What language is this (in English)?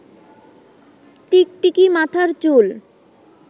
Bangla